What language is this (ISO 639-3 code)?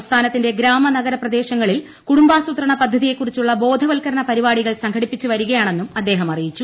mal